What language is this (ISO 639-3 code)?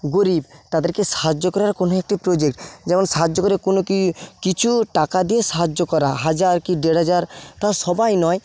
ben